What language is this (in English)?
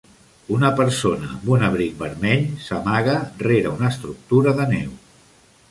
Catalan